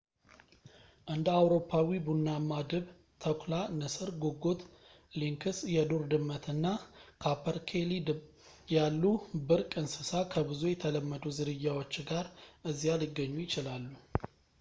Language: Amharic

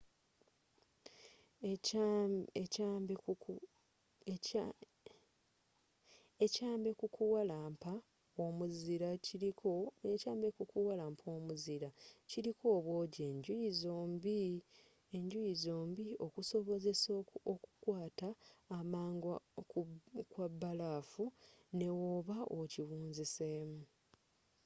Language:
Ganda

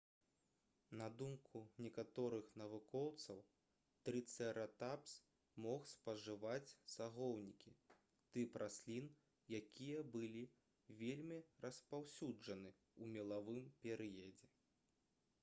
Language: Belarusian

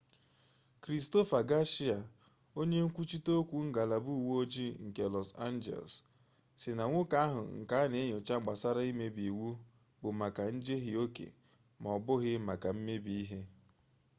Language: Igbo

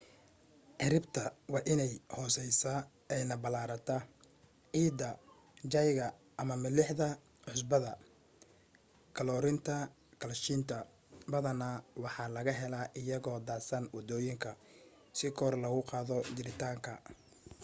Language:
Somali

